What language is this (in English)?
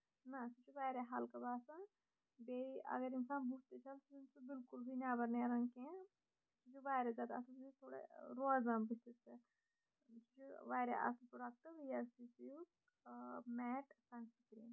Kashmiri